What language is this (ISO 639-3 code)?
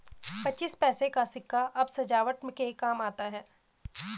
hin